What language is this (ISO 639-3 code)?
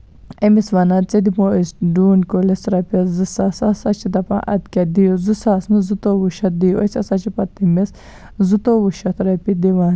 kas